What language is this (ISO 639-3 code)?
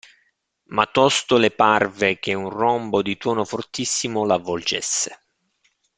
ita